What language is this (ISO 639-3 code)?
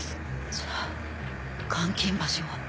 jpn